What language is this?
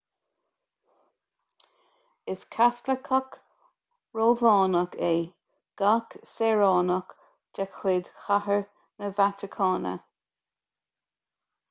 Irish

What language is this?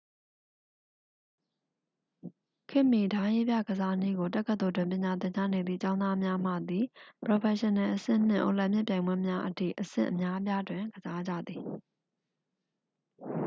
Burmese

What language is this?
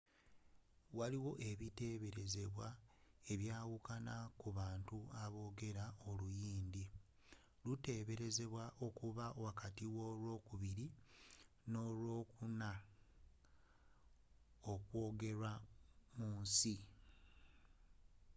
Ganda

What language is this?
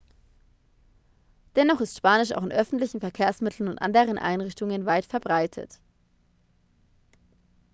German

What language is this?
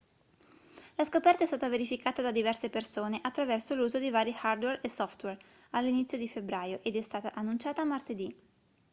Italian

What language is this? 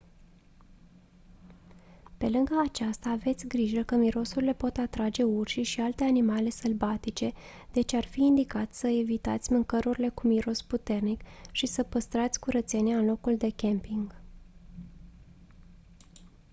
Romanian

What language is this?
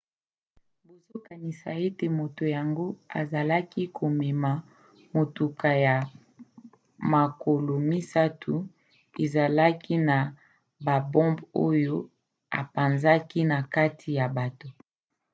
Lingala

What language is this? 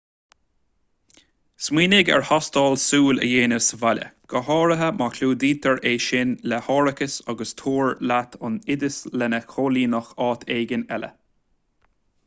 Irish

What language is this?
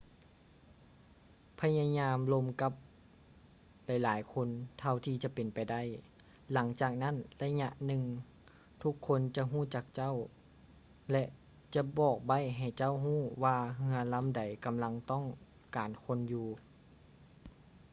Lao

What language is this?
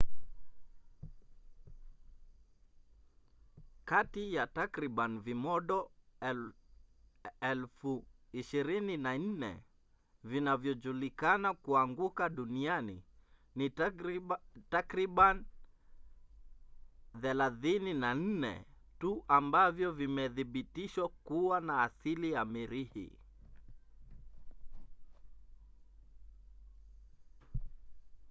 Swahili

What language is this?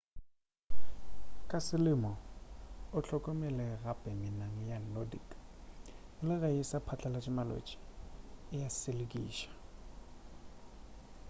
Northern Sotho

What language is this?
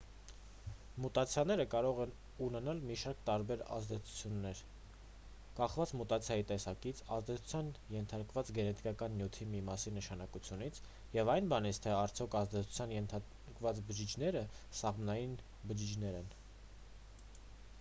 Armenian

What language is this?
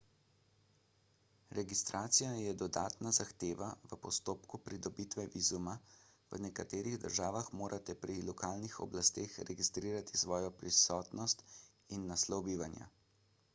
Slovenian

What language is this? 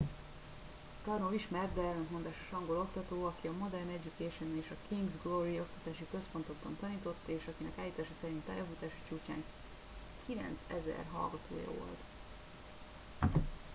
Hungarian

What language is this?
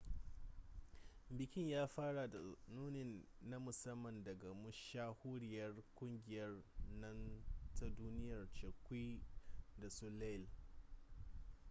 Hausa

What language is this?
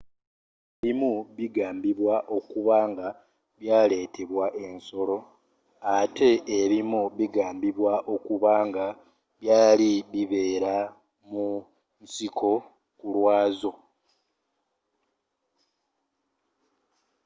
Ganda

